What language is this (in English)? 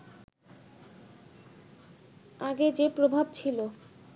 Bangla